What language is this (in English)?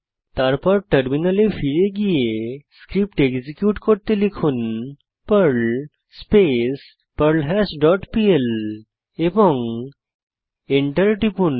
Bangla